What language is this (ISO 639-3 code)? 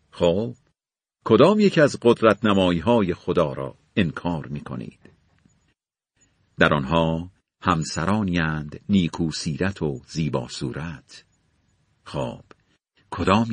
fas